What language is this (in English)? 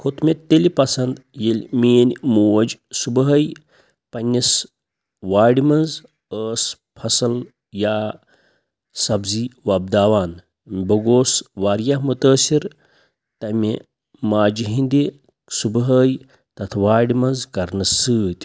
Kashmiri